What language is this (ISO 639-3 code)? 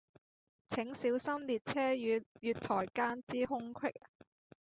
yue